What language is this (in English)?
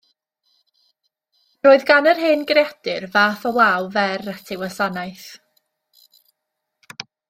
Welsh